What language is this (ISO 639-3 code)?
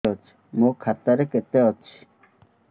ori